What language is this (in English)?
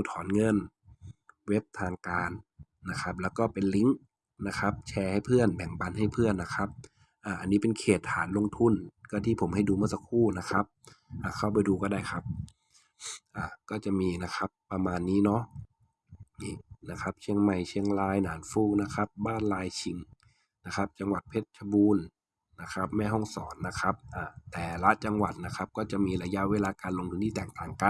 Thai